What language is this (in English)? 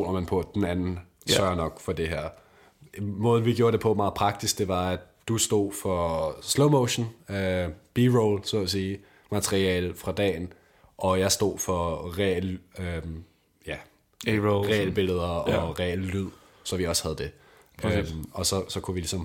Danish